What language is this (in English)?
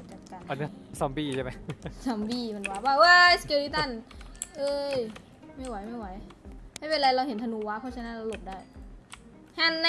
Thai